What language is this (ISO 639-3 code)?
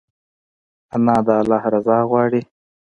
pus